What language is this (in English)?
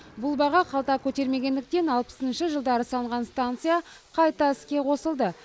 Kazakh